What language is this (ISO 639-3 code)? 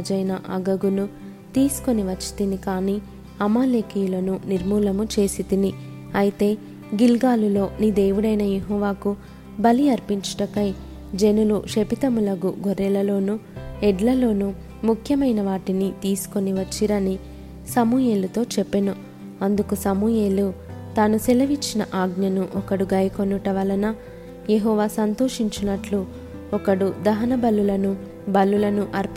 tel